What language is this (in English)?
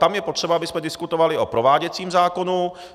Czech